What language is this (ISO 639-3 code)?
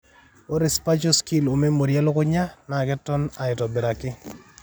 mas